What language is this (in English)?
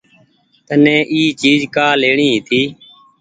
Goaria